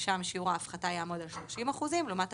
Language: Hebrew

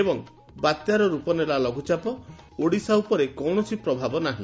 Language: Odia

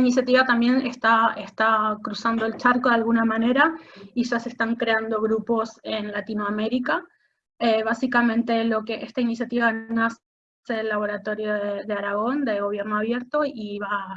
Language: Spanish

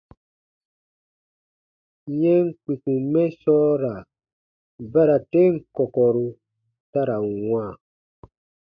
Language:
Baatonum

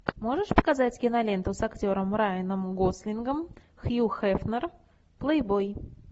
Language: Russian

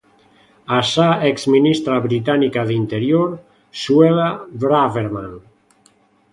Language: Galician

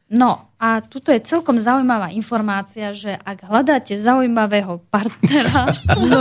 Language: Slovak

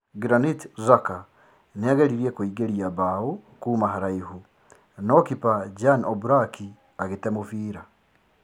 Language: Kikuyu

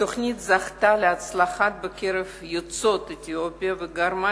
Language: Hebrew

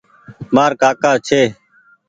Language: Goaria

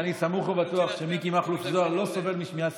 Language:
Hebrew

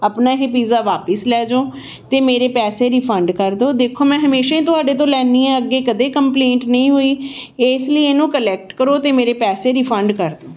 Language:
Punjabi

